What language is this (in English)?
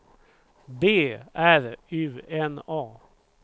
Swedish